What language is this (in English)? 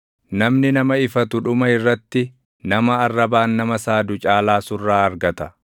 Oromo